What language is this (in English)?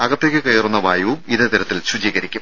Malayalam